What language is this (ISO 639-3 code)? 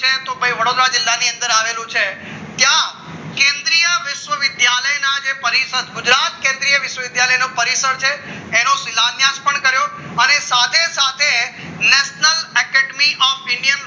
guj